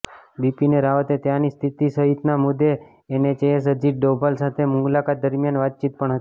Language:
Gujarati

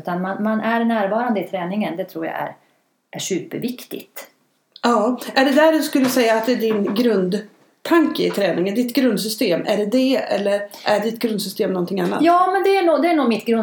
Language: Swedish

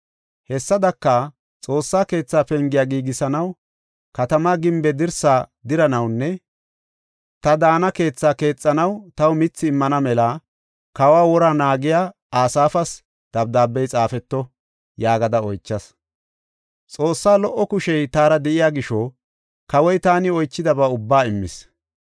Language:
Gofa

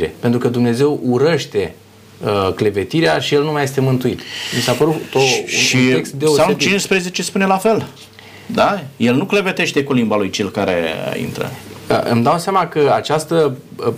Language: Romanian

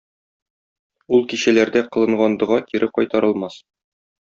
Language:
Tatar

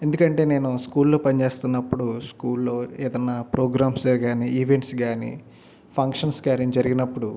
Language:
Telugu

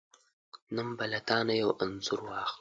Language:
Pashto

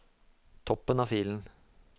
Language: Norwegian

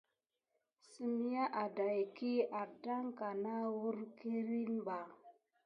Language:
Gidar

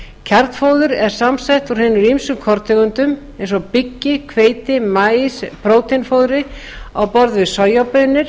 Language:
Icelandic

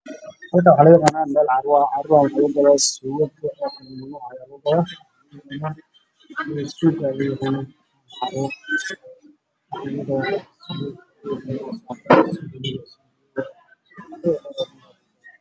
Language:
Somali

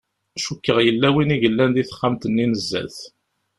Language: Kabyle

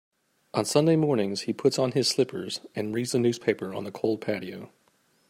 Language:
English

